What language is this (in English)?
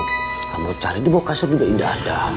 Indonesian